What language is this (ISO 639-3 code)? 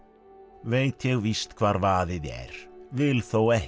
isl